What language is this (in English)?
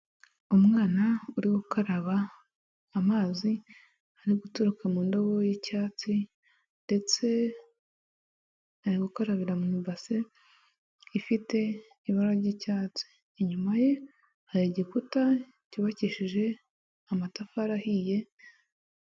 Kinyarwanda